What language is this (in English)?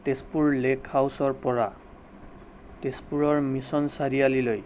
Assamese